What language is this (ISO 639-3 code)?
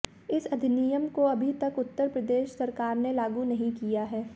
hin